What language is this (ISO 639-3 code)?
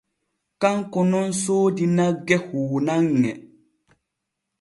fue